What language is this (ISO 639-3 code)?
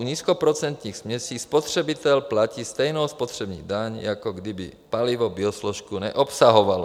ces